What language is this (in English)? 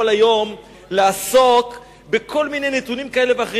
Hebrew